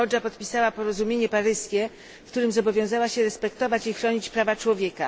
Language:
Polish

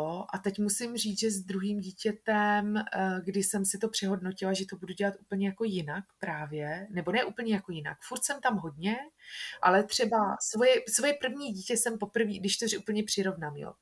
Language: Czech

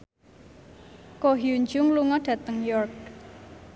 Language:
Javanese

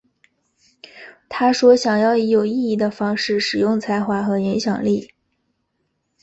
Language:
Chinese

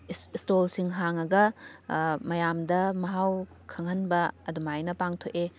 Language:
Manipuri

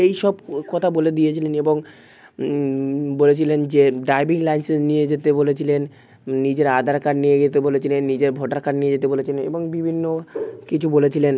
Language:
Bangla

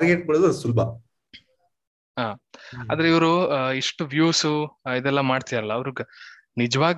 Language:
Kannada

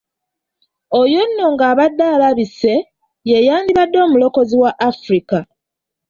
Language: Ganda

